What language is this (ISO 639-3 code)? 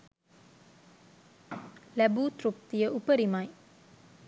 sin